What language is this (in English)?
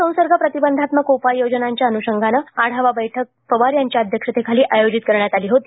Marathi